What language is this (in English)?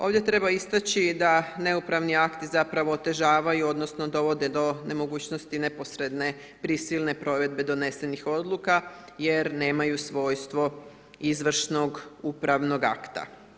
Croatian